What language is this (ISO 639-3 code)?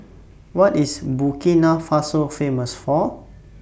eng